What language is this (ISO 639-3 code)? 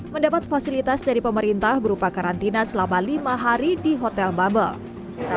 ind